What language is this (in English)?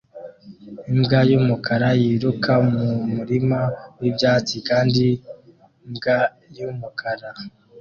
Kinyarwanda